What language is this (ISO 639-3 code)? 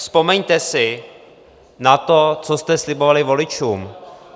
ces